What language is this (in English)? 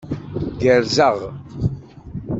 Kabyle